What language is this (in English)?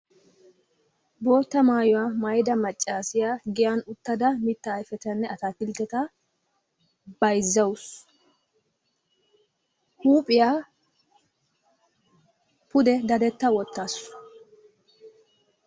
Wolaytta